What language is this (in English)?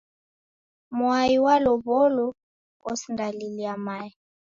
Taita